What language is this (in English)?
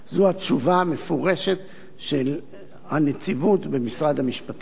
Hebrew